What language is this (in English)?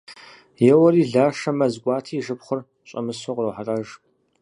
Kabardian